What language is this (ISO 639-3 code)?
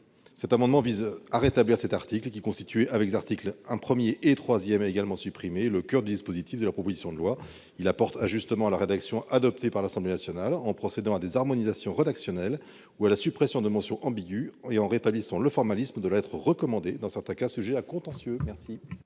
fra